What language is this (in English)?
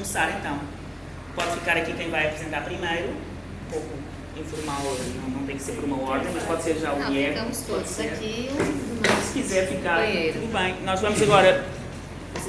Portuguese